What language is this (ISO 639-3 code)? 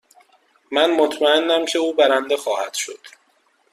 fas